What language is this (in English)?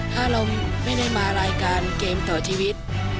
Thai